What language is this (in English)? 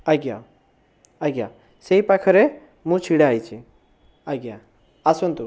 Odia